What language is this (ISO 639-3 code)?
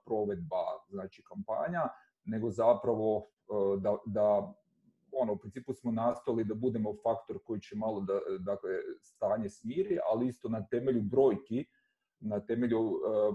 hrv